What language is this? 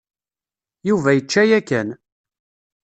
Kabyle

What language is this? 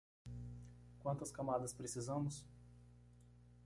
Portuguese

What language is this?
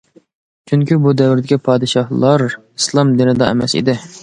Uyghur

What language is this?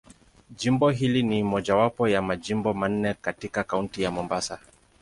Swahili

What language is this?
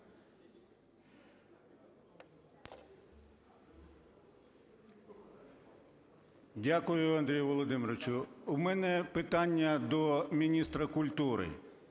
Ukrainian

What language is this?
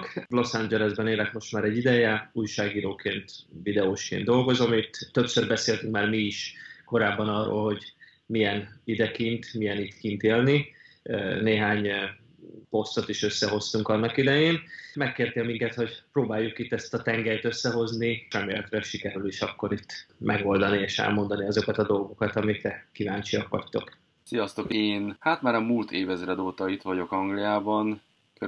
Hungarian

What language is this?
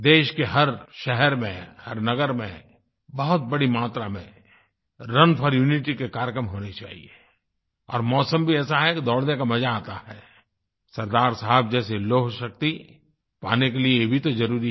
Hindi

